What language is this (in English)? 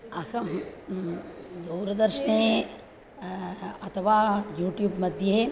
Sanskrit